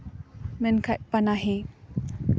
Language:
Santali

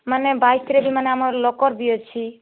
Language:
Odia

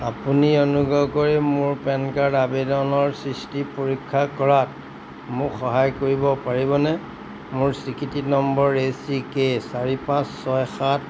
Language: Assamese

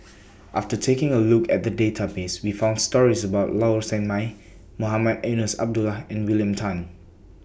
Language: English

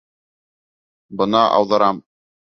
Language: Bashkir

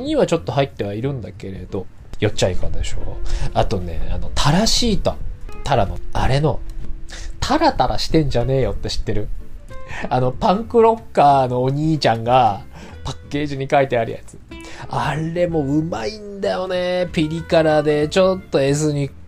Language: Japanese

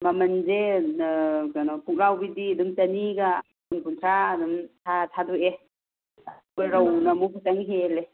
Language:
Manipuri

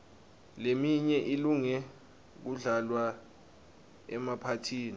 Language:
Swati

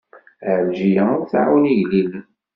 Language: Kabyle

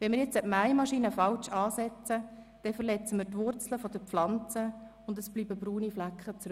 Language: Swiss German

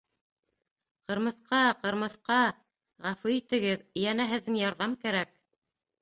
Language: Bashkir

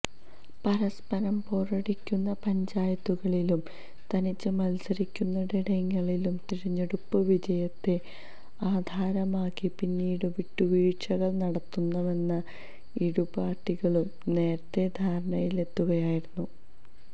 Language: Malayalam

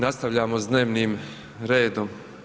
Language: Croatian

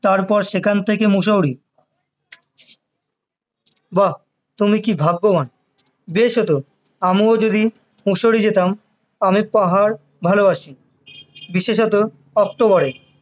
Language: Bangla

